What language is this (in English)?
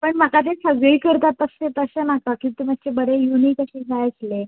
Konkani